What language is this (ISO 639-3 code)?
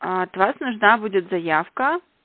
rus